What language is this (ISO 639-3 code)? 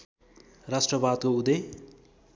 nep